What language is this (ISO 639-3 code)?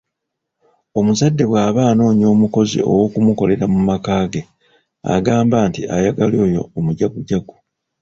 lug